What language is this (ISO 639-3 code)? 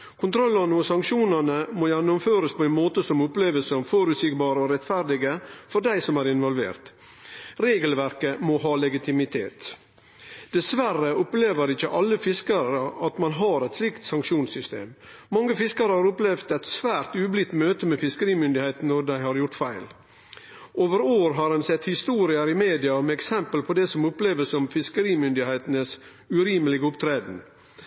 nno